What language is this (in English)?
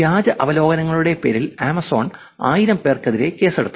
Malayalam